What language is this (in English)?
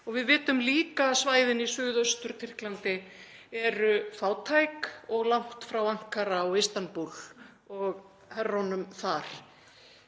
Icelandic